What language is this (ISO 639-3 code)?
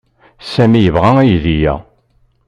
kab